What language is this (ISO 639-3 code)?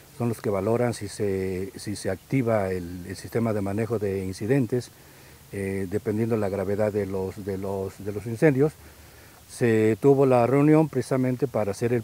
spa